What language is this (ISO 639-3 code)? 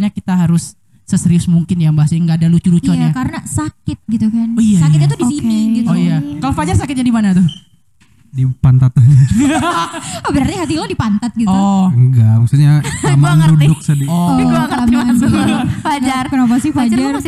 ind